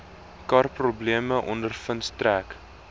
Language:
Afrikaans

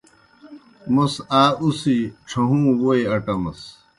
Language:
Kohistani Shina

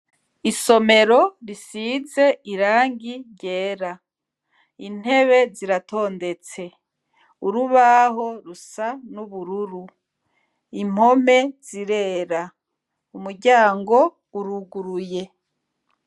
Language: Rundi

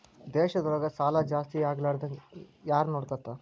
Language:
Kannada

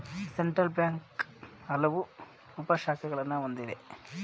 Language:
Kannada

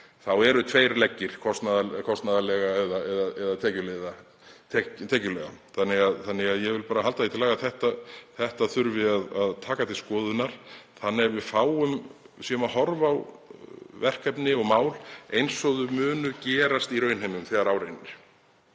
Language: Icelandic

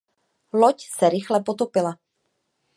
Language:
Czech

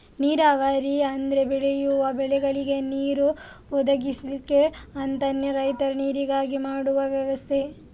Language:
Kannada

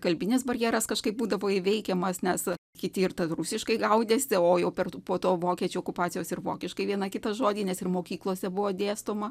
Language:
Lithuanian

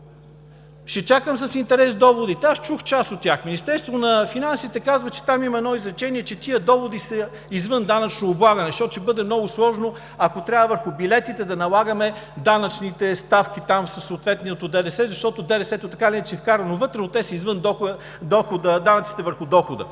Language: Bulgarian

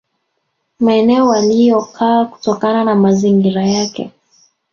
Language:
Swahili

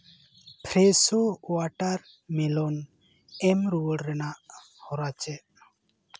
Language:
Santali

